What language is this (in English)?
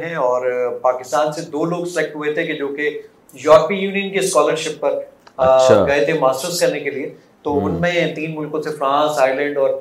Urdu